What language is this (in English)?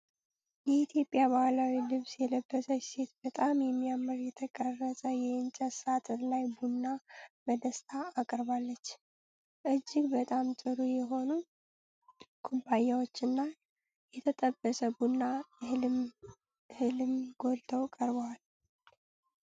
Amharic